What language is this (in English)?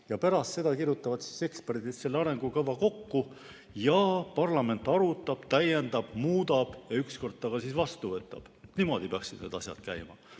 Estonian